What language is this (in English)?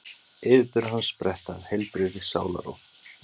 Icelandic